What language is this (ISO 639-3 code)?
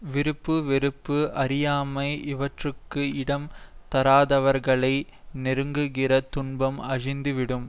tam